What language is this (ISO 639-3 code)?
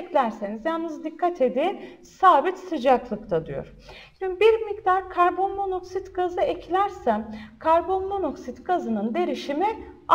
tur